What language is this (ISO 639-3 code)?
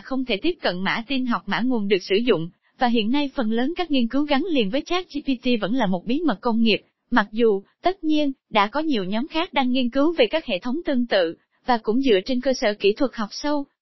vie